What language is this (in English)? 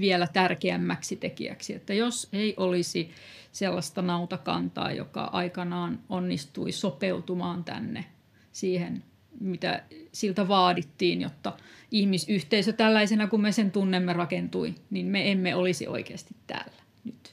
Finnish